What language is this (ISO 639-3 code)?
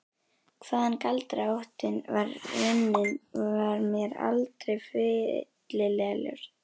isl